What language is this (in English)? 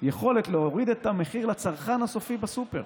Hebrew